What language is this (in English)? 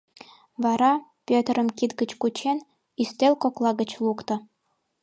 Mari